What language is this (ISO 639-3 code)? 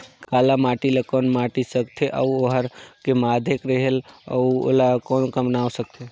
hne